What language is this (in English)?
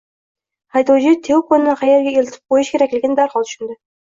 Uzbek